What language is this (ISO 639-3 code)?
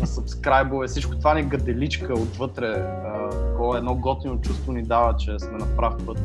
bul